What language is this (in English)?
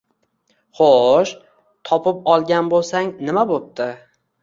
Uzbek